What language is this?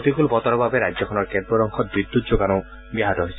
Assamese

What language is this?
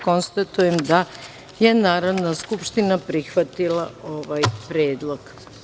Serbian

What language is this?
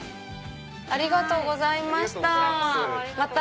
Japanese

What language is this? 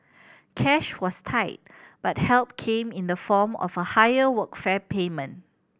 English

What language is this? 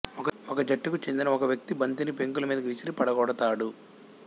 Telugu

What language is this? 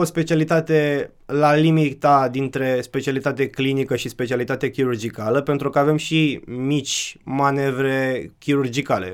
Romanian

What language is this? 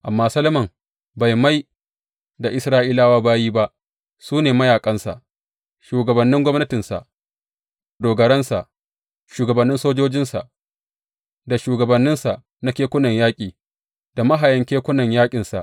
Hausa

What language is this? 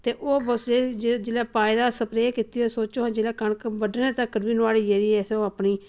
Dogri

